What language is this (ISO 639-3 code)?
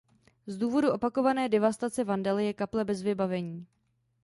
ces